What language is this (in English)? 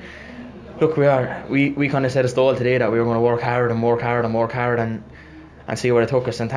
English